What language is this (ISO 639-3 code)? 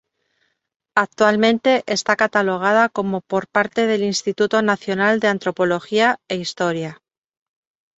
spa